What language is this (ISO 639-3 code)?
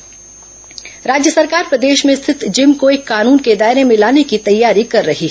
hin